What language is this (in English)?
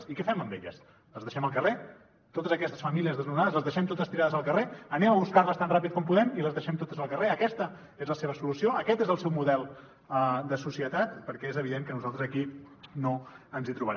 Catalan